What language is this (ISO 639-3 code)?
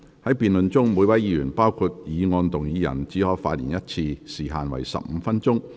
yue